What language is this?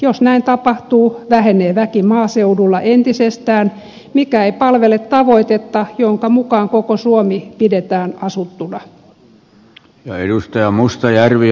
Finnish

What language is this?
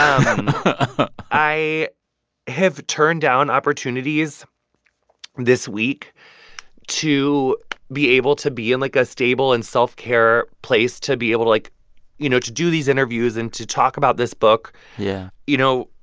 English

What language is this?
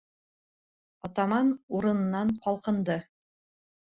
Bashkir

